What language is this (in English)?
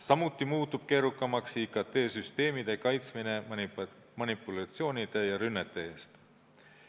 Estonian